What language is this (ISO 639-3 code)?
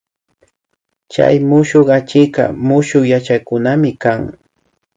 qvi